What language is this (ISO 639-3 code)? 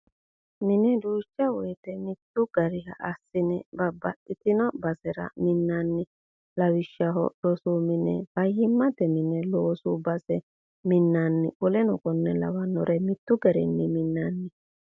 sid